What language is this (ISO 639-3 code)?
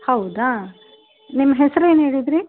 kan